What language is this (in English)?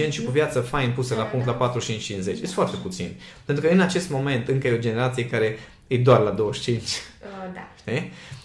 Romanian